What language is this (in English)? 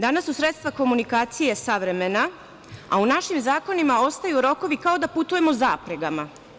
Serbian